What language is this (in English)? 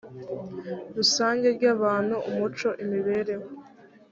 Kinyarwanda